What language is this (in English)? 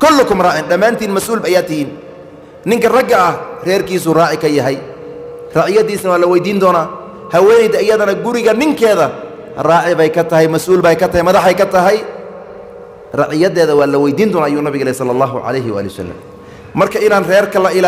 Arabic